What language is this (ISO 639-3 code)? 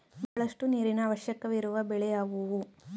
kan